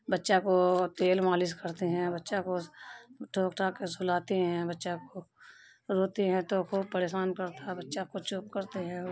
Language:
Urdu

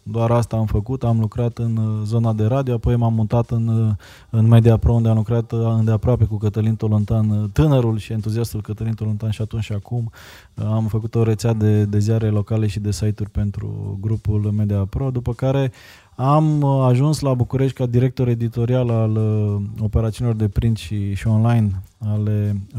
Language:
Romanian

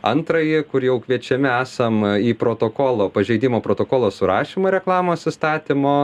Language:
Lithuanian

